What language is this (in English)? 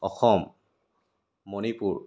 Assamese